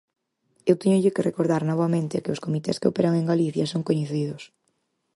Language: Galician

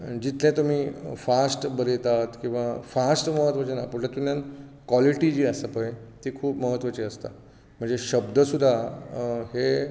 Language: Konkani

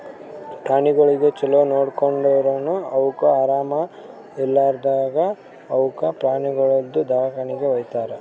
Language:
Kannada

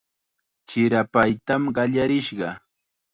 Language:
Chiquián Ancash Quechua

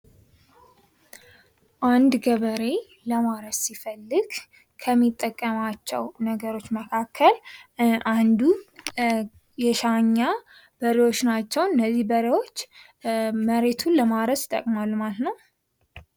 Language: Amharic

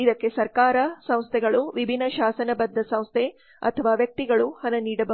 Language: Kannada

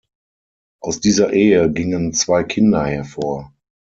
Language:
German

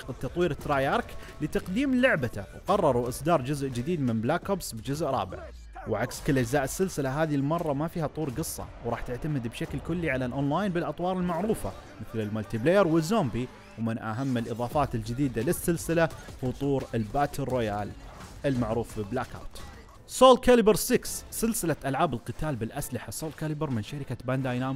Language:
Arabic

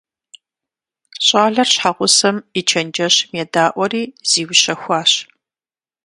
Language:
Kabardian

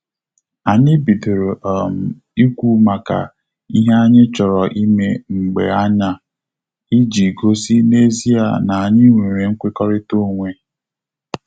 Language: Igbo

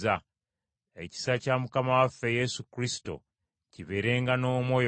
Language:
Ganda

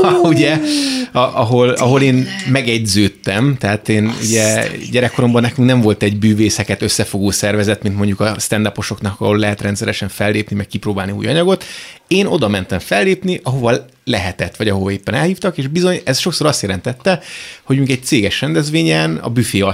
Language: Hungarian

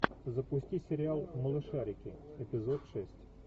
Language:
Russian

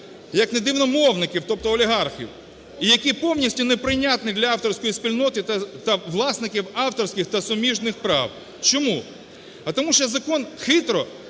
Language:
Ukrainian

